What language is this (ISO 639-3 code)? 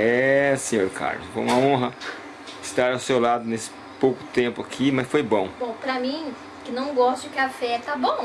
por